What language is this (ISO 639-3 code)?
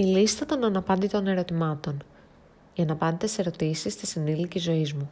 ell